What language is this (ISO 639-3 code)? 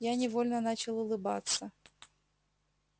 rus